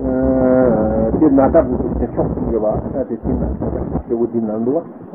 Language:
Italian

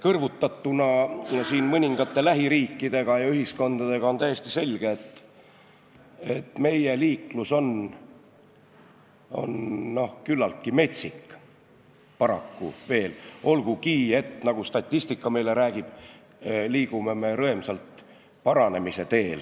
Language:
Estonian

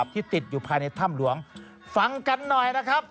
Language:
Thai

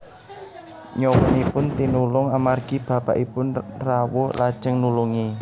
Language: Javanese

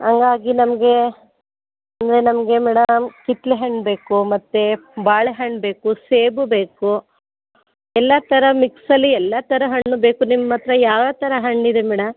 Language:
Kannada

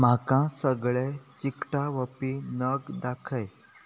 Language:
Konkani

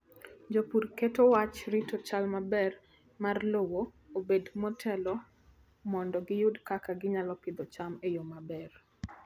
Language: Luo (Kenya and Tanzania)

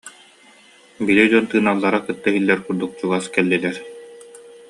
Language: Yakut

